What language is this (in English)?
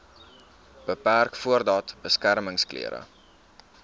Afrikaans